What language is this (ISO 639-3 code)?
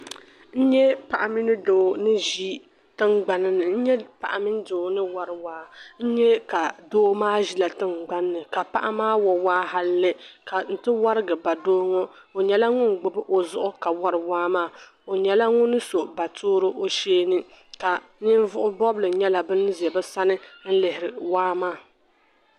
dag